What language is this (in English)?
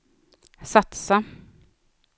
Swedish